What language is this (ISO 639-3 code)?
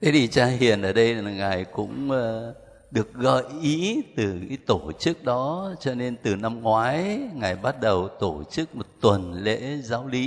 vie